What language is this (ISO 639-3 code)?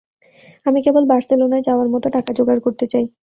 ben